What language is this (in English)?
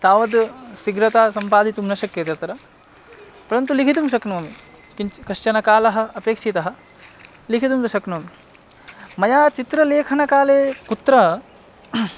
Sanskrit